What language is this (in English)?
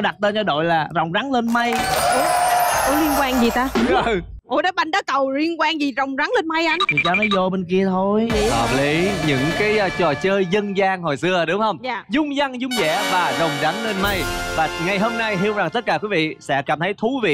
Vietnamese